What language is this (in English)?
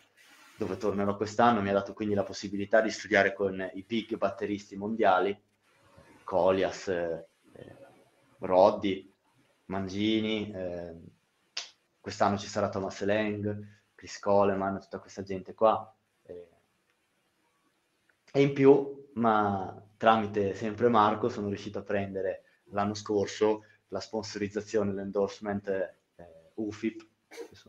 Italian